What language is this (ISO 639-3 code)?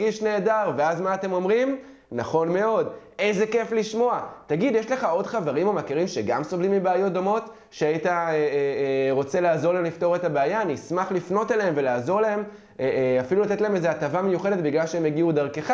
heb